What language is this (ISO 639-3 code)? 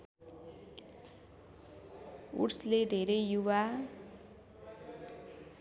nep